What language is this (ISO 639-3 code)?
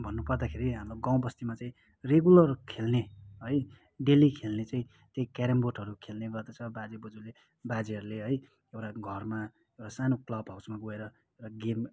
nep